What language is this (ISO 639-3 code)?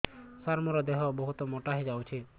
ori